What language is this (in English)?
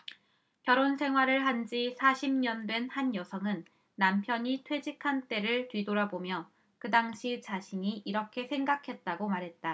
Korean